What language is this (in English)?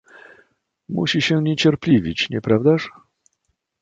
Polish